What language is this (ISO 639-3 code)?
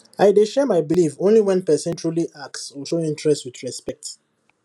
pcm